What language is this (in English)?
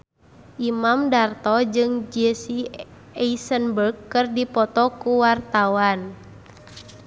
Sundanese